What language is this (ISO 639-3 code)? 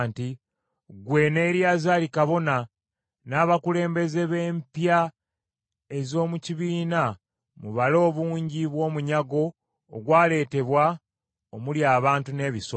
lug